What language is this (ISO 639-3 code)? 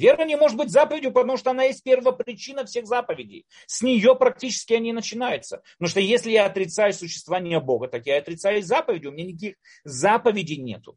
rus